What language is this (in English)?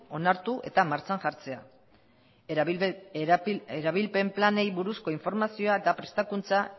Basque